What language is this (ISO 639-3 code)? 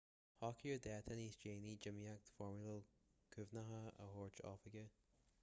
gle